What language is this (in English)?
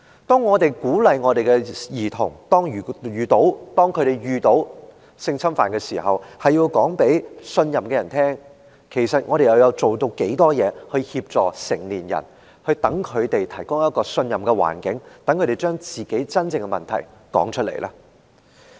Cantonese